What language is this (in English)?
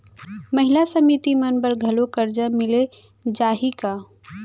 Chhattisgarhi